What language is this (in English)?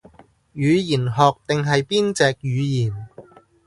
Cantonese